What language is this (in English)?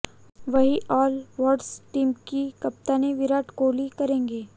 Hindi